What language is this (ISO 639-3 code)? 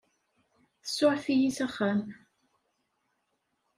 kab